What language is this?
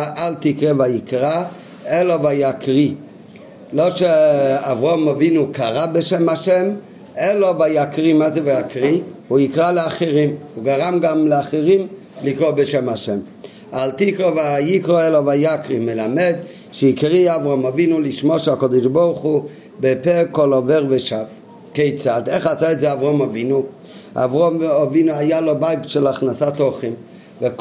Hebrew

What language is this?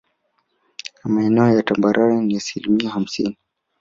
Swahili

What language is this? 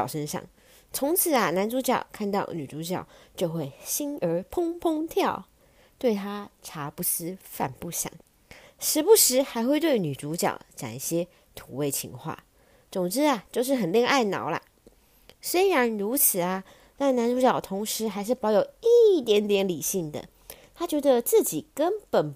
Chinese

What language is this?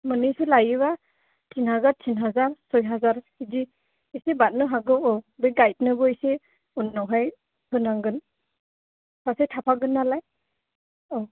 Bodo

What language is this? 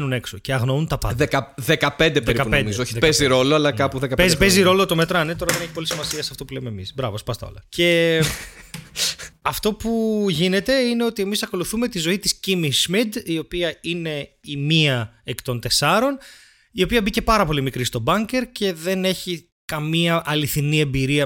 Greek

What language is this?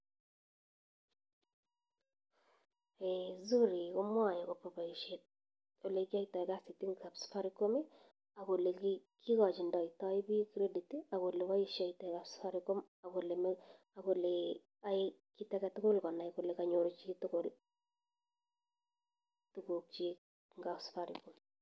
Kalenjin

